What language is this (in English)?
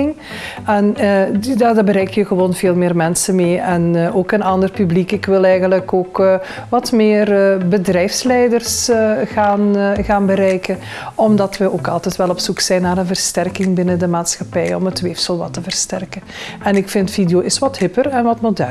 Dutch